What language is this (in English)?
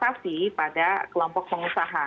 Indonesian